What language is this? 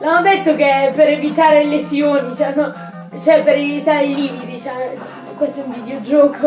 Italian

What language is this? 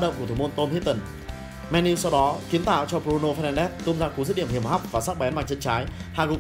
Vietnamese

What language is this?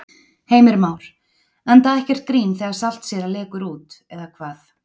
Icelandic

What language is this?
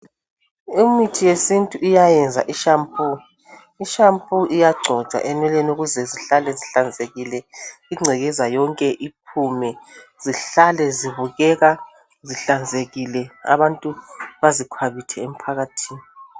North Ndebele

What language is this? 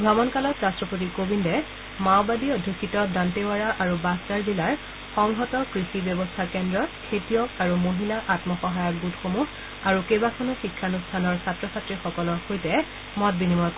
Assamese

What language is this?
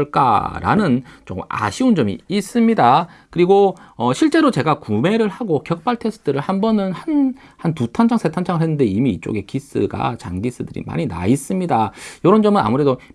Korean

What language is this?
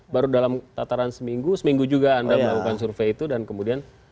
Indonesian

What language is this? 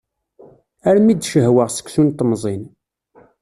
Kabyle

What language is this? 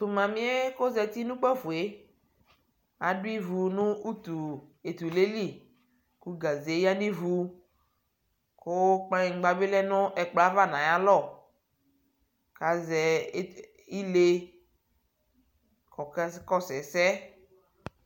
Ikposo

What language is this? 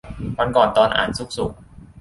Thai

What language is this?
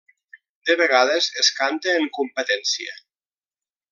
Catalan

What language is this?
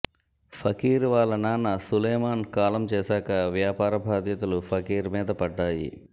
Telugu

